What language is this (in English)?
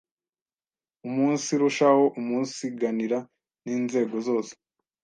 Kinyarwanda